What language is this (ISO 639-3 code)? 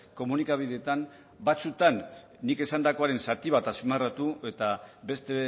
eus